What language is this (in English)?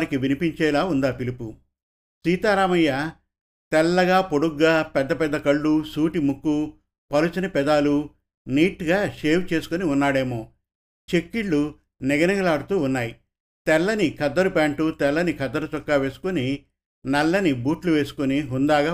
Telugu